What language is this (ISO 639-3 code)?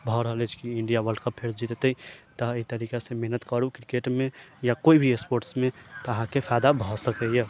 mai